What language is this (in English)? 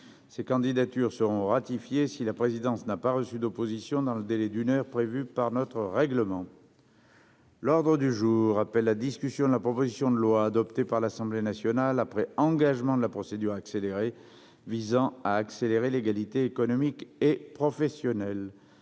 French